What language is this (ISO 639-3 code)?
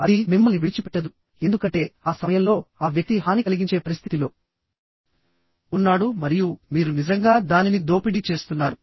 tel